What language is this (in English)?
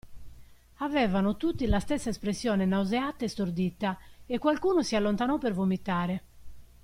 Italian